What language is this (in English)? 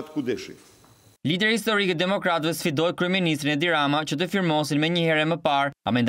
Romanian